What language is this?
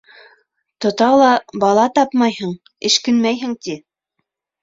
Bashkir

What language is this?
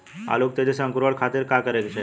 Bhojpuri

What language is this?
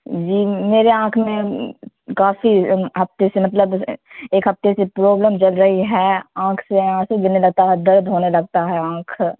Urdu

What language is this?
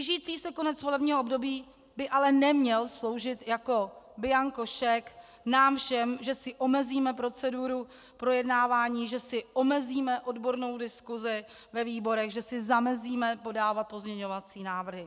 Czech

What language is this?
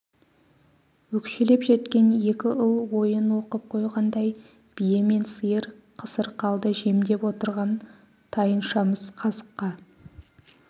Kazakh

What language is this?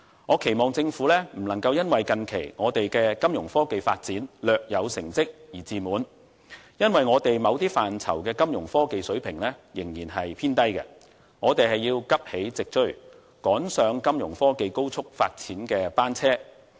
Cantonese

